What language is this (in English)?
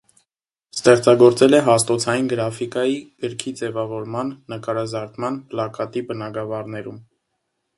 Armenian